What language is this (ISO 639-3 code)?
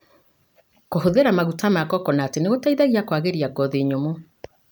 kik